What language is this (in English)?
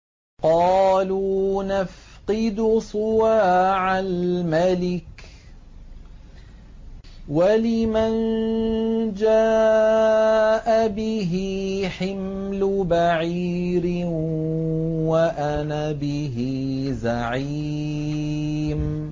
Arabic